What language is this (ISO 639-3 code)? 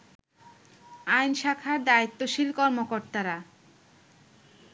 ben